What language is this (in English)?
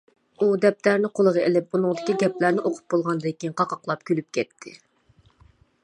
Uyghur